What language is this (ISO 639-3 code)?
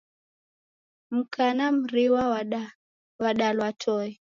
dav